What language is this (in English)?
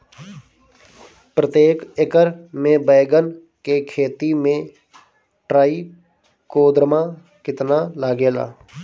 Bhojpuri